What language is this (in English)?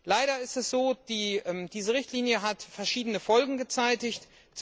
German